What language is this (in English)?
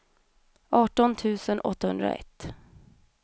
Swedish